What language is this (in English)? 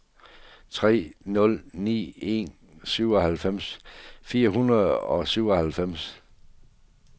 Danish